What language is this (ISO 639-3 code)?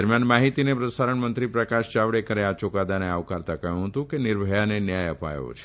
guj